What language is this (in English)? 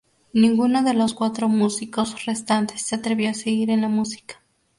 Spanish